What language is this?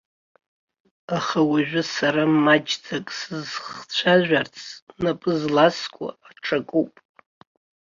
Abkhazian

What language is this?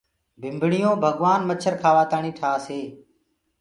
Gurgula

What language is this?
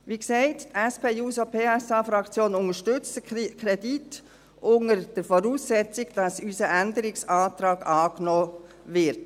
Swiss German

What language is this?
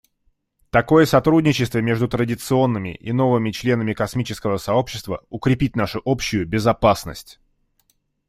Russian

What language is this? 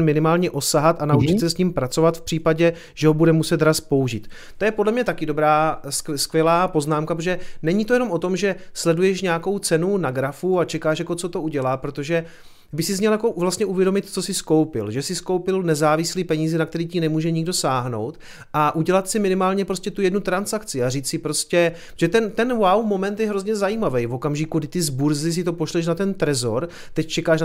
Czech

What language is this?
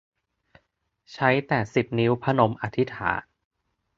Thai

